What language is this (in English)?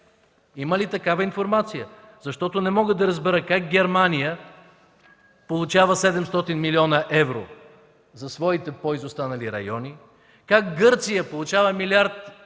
Bulgarian